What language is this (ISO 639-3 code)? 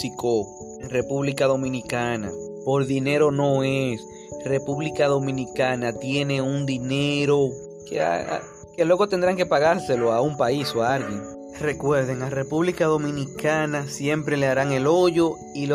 spa